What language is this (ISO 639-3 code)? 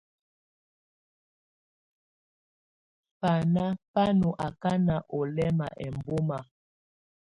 tvu